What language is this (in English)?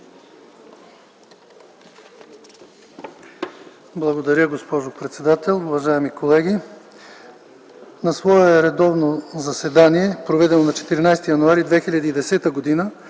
Bulgarian